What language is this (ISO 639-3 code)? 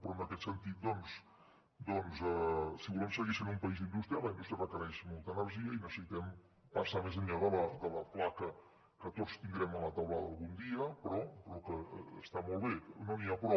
cat